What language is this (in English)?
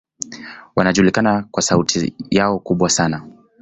Swahili